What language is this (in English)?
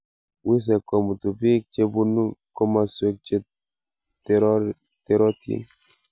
Kalenjin